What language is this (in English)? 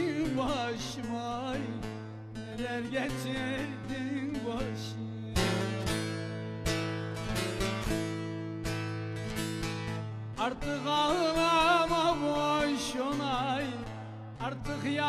Turkish